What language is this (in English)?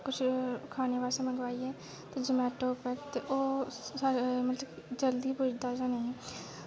Dogri